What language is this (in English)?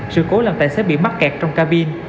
Vietnamese